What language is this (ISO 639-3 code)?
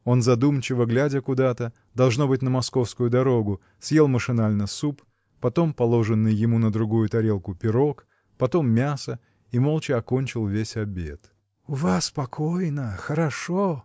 rus